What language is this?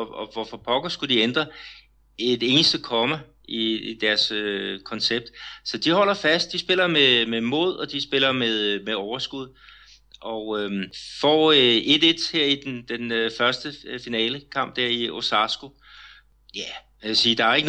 Danish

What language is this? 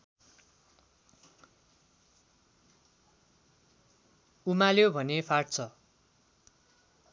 Nepali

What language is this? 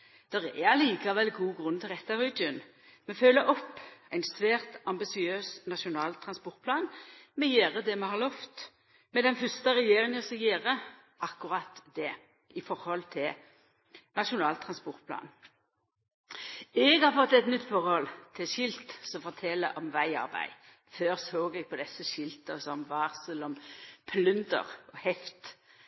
Norwegian Nynorsk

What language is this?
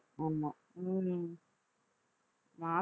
Tamil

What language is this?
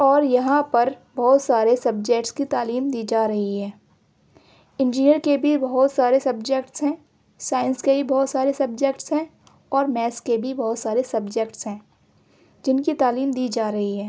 Urdu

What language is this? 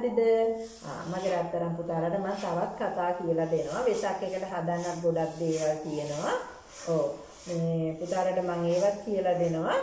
Indonesian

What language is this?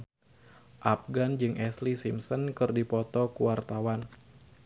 Sundanese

